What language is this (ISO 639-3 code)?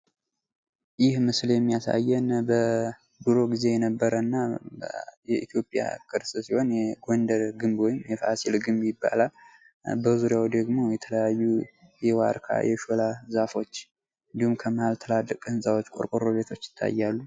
amh